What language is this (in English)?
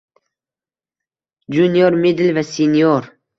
Uzbek